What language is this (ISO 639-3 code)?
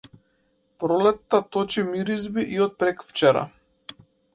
mkd